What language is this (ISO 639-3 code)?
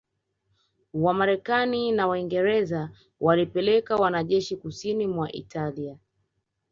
swa